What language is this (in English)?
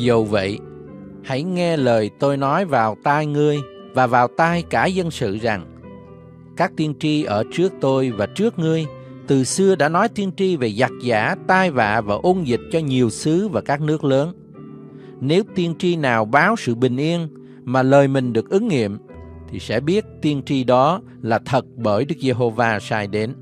Vietnamese